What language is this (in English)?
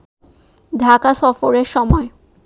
Bangla